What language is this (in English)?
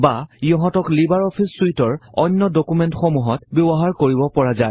Assamese